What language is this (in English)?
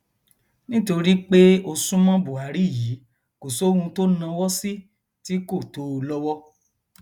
Yoruba